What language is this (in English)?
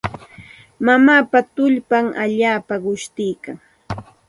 Santa Ana de Tusi Pasco Quechua